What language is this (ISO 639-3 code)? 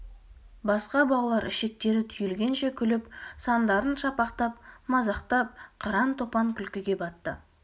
kaz